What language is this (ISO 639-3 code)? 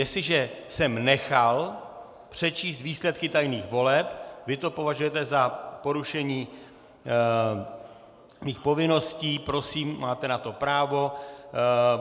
ces